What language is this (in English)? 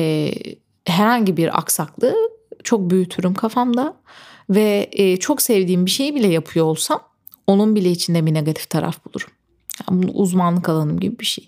Turkish